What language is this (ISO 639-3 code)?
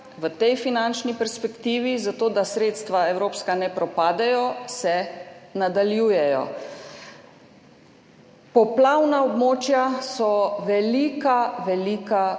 slv